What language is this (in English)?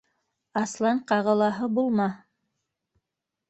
Bashkir